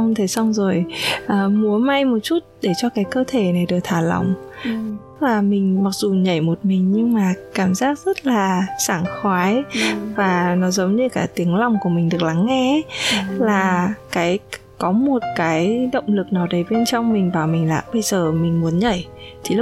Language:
Vietnamese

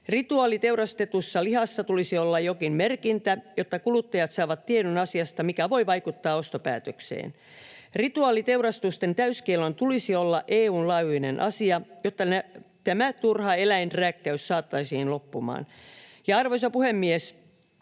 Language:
Finnish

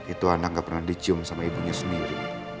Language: Indonesian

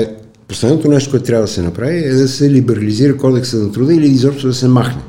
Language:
Bulgarian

